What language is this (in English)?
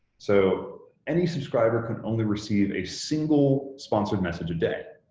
English